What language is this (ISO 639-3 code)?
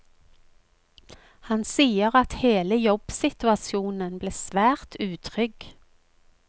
nor